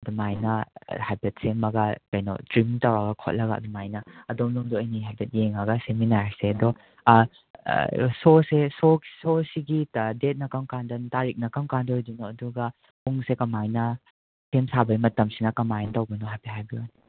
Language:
Manipuri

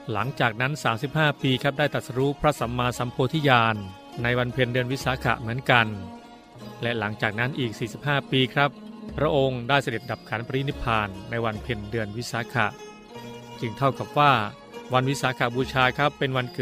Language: Thai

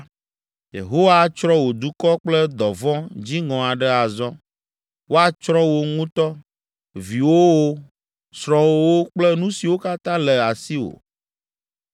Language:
Ewe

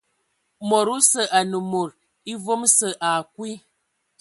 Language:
Ewondo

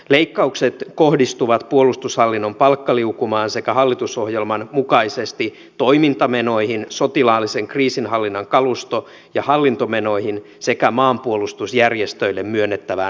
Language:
Finnish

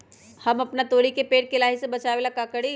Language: Magahi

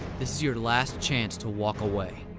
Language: English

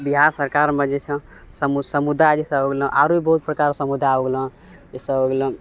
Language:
Maithili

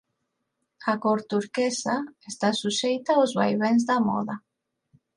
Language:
Galician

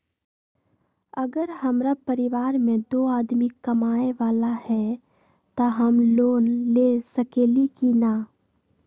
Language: Magahi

